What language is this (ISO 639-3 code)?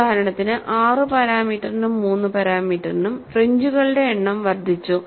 mal